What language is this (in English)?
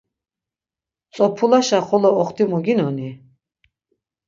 Laz